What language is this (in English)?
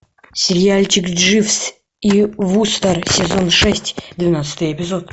Russian